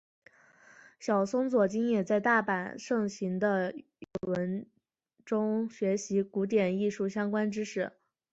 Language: Chinese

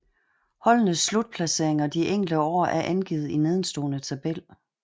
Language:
Danish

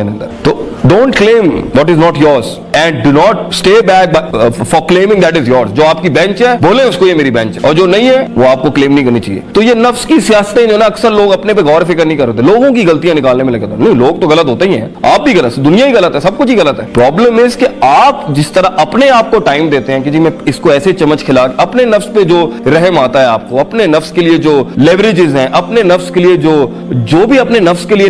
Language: Urdu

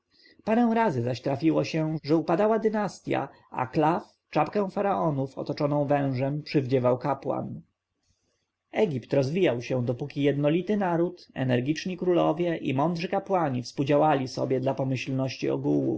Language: Polish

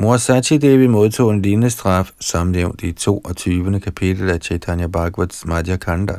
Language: Danish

